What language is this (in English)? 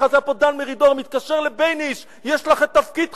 Hebrew